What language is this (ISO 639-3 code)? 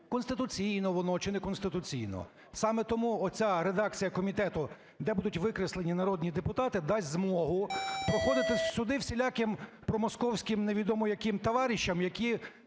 ukr